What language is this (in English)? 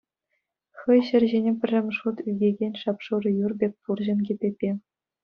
Chuvash